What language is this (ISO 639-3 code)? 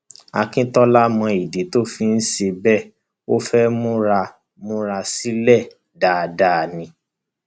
yor